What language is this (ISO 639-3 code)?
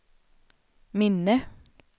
swe